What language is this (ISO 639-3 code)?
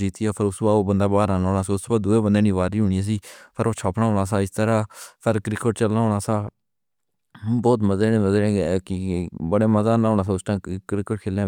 phr